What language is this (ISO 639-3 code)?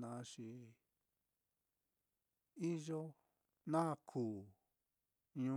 vmm